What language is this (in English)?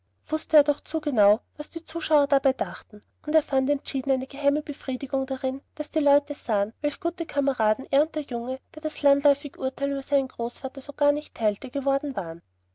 German